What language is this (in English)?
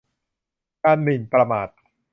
Thai